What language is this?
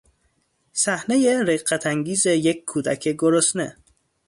Persian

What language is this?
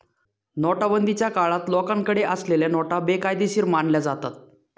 Marathi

